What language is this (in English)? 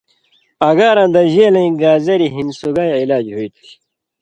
Indus Kohistani